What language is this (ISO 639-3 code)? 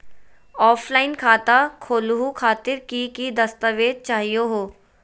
mag